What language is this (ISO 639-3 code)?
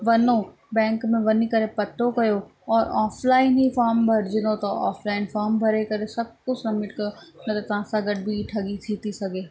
snd